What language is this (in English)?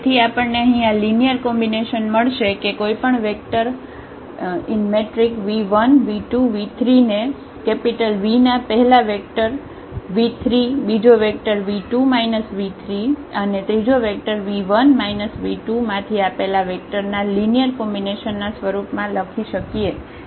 Gujarati